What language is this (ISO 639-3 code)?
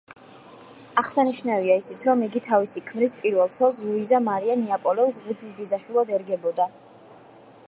kat